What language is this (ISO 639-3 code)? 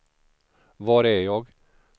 swe